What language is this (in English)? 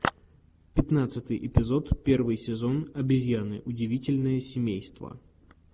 Russian